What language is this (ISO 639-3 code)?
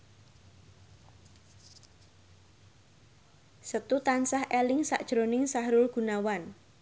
jav